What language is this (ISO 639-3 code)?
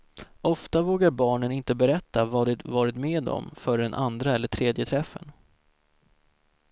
swe